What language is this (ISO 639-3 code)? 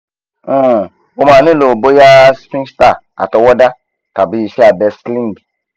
yor